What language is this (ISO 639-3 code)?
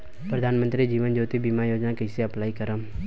bho